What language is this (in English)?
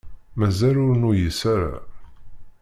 Kabyle